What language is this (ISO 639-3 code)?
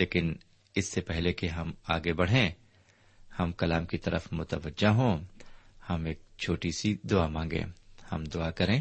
urd